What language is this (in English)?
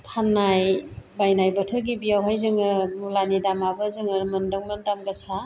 Bodo